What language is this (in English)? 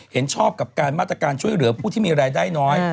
Thai